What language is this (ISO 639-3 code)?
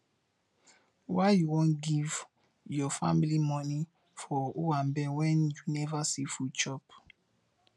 pcm